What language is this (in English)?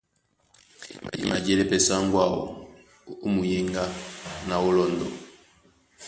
Duala